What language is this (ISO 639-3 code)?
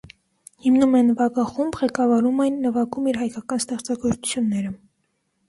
hye